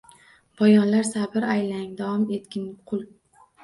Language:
Uzbek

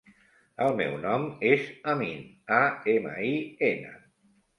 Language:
Catalan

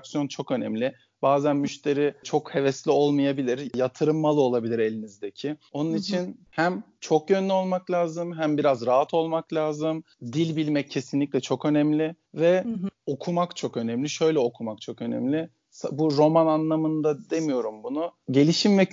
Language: Turkish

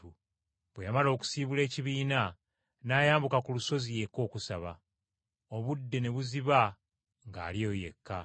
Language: Ganda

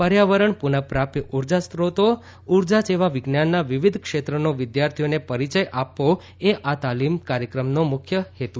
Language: Gujarati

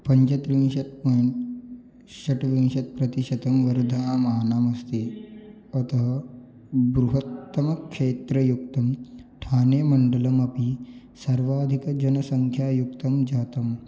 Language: Sanskrit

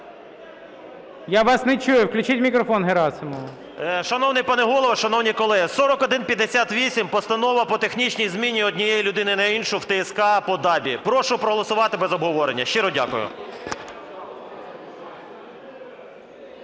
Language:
Ukrainian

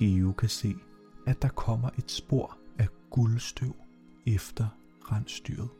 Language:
Danish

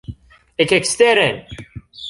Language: Esperanto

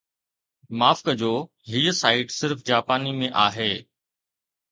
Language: Sindhi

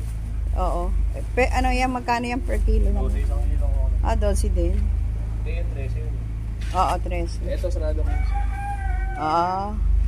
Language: Filipino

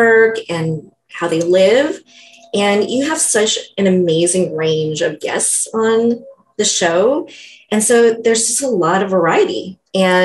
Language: English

